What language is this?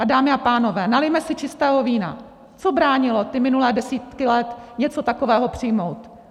Czech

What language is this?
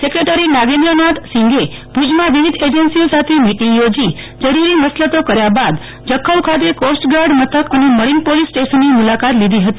Gujarati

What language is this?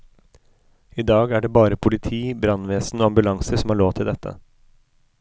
Norwegian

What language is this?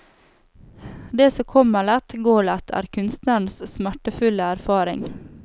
Norwegian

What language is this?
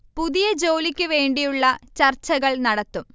Malayalam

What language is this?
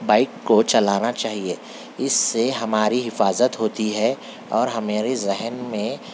Urdu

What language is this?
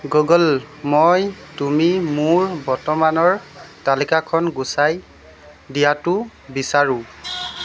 Assamese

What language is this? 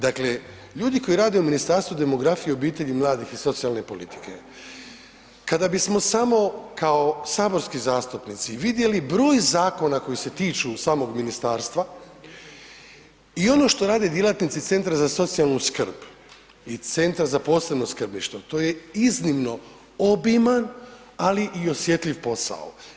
Croatian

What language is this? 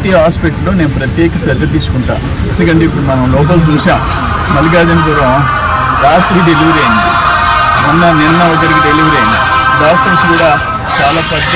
Telugu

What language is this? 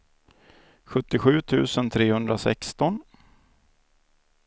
Swedish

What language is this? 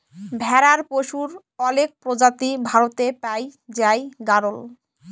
Bangla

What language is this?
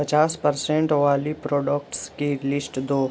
Urdu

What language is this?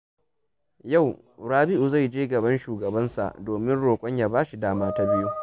Hausa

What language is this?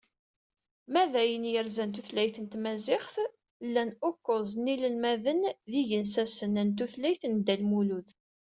Kabyle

